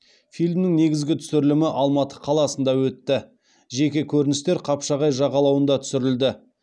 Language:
Kazakh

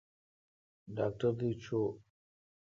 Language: Kalkoti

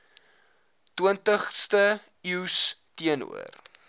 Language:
Afrikaans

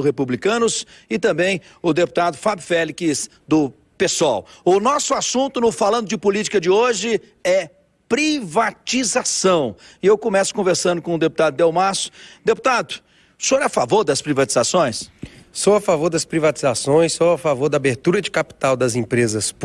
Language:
Portuguese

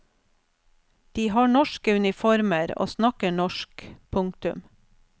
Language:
Norwegian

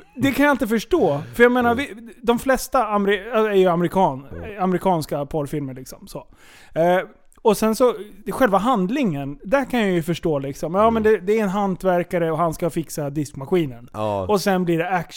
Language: Swedish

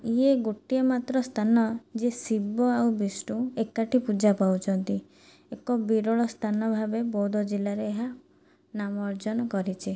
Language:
Odia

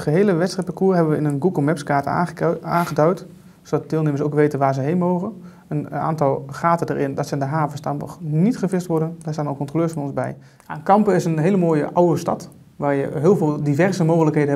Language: Dutch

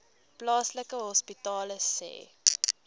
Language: Afrikaans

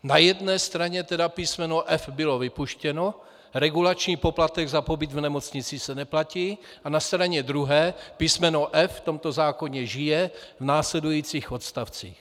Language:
Czech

